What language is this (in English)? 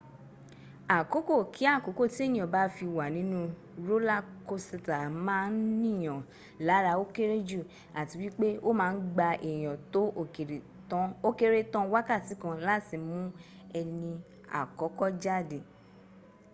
Yoruba